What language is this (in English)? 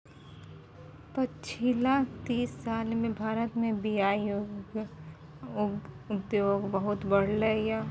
Maithili